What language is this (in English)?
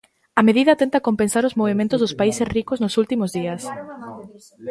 Galician